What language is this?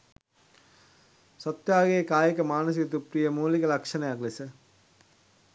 Sinhala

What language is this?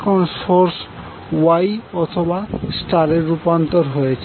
Bangla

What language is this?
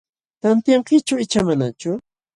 Jauja Wanca Quechua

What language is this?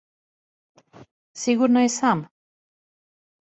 Serbian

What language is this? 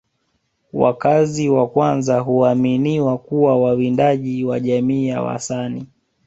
Swahili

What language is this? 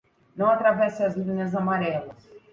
Portuguese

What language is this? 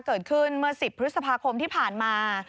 Thai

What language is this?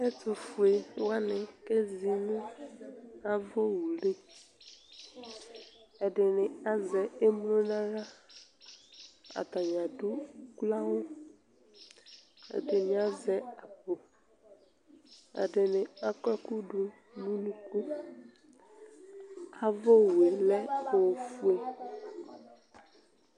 Ikposo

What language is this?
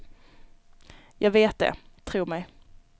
Swedish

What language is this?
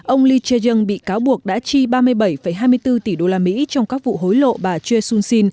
Vietnamese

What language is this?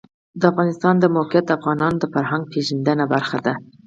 Pashto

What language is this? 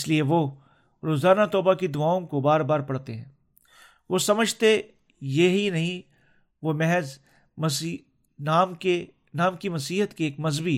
Urdu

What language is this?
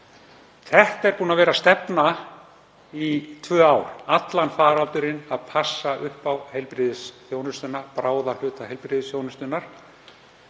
Icelandic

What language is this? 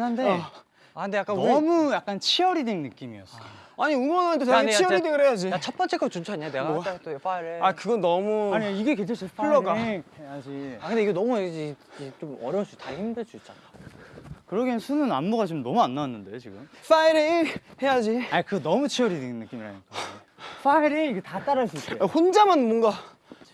Korean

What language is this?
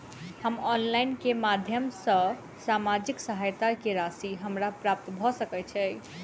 Maithili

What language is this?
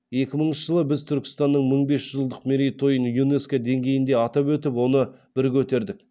Kazakh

